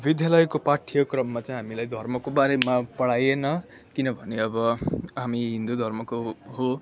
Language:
Nepali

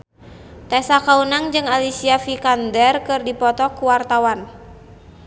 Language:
Sundanese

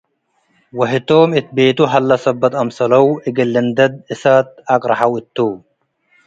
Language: Tigre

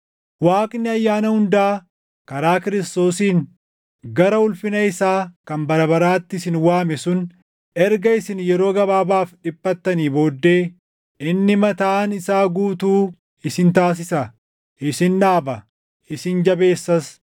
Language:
Oromo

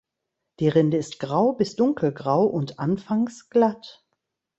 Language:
German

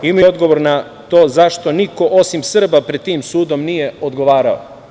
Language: Serbian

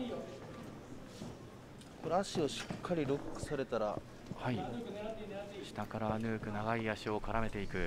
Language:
Japanese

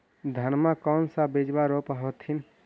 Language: Magahi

